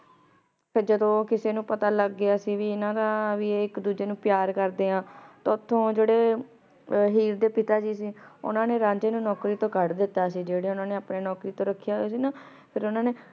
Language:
Punjabi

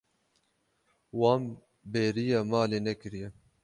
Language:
Kurdish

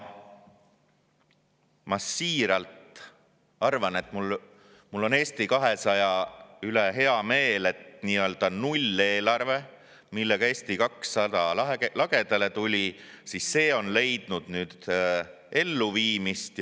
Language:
Estonian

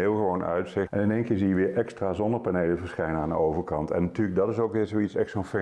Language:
Dutch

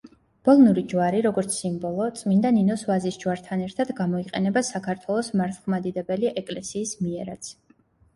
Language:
Georgian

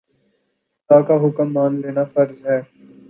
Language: Urdu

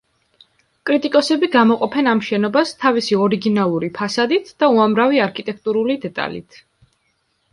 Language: Georgian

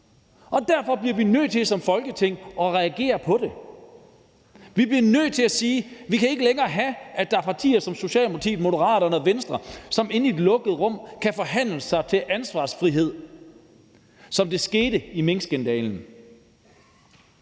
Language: Danish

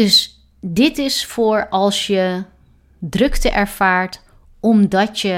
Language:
Dutch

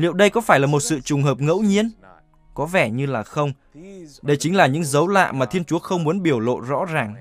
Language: Vietnamese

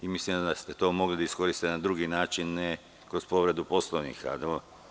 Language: Serbian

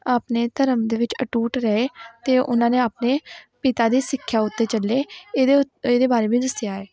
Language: Punjabi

